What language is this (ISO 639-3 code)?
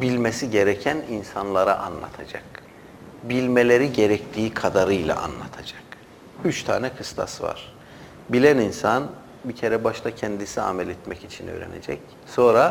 tur